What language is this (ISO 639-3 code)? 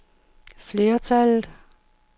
dan